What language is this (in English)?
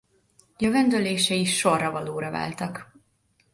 Hungarian